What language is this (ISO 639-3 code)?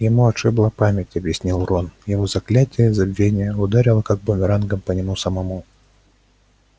rus